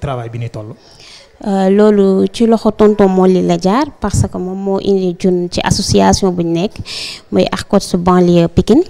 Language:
French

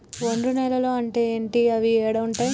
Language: Telugu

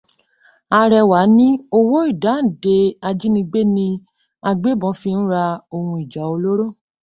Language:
Yoruba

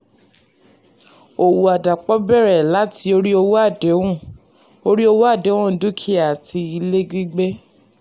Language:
Yoruba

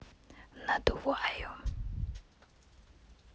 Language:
Russian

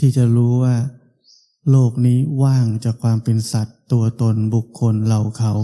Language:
Thai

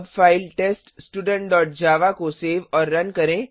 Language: Hindi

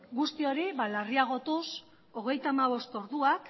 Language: Basque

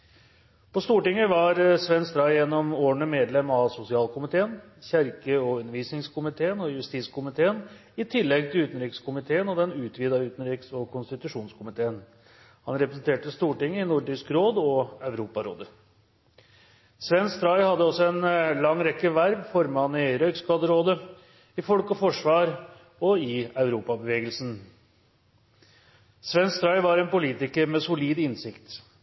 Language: Norwegian Bokmål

